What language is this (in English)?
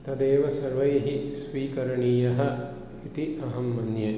Sanskrit